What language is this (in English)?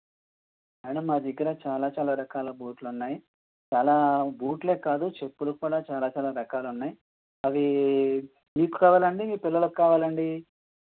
Telugu